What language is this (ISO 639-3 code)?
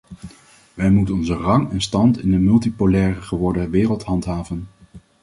nld